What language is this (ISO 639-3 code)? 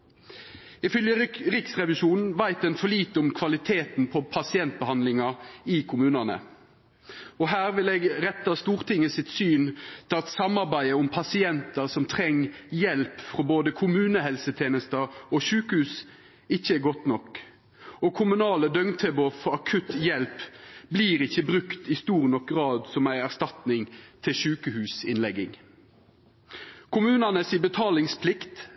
nno